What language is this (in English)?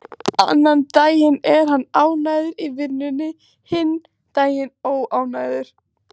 Icelandic